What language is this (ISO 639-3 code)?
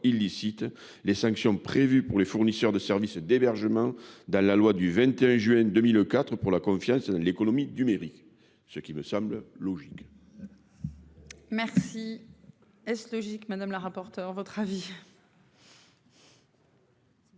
fra